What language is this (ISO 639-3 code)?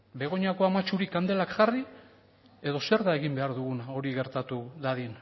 eus